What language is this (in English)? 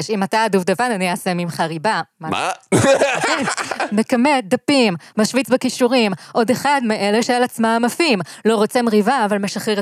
Hebrew